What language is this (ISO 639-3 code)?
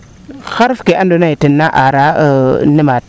srr